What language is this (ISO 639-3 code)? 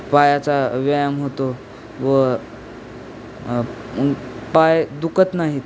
mar